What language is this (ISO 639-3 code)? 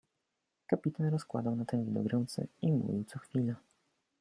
pol